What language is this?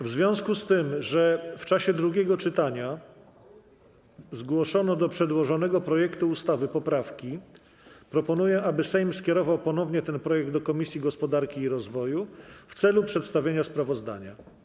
Polish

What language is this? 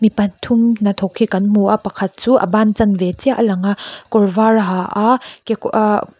Mizo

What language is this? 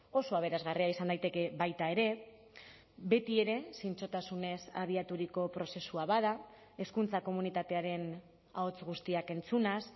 Basque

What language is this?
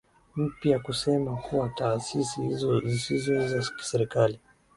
Swahili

